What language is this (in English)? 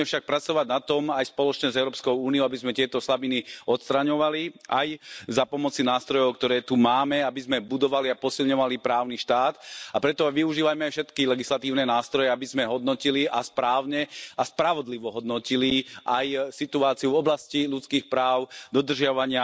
Slovak